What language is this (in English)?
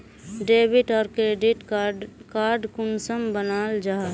Magahi